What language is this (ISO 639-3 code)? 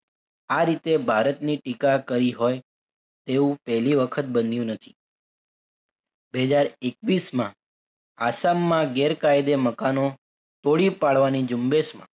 guj